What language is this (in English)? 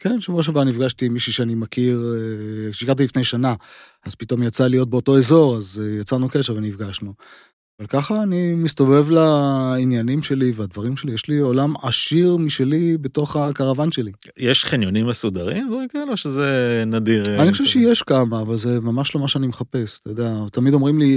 Hebrew